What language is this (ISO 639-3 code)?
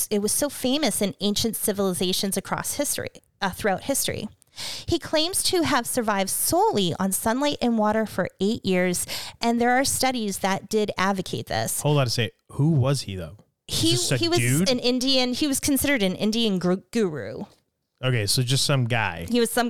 eng